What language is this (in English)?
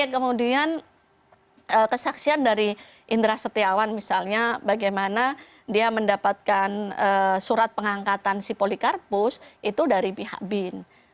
Indonesian